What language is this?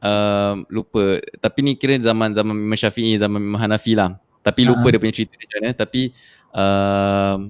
Malay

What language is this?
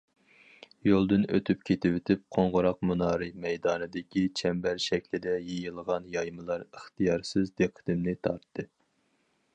Uyghur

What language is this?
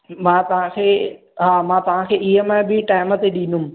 Sindhi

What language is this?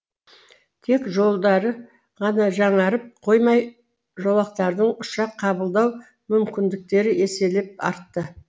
Kazakh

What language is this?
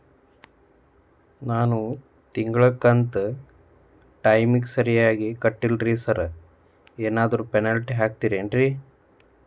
Kannada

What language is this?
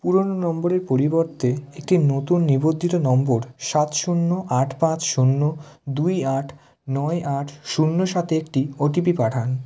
Bangla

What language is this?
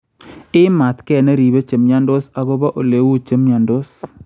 Kalenjin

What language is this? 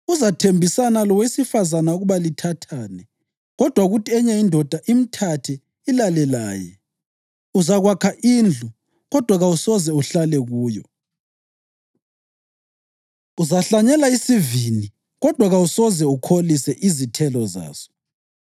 North Ndebele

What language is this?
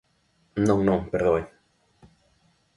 Galician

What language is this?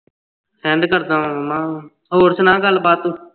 Punjabi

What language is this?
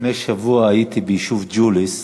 Hebrew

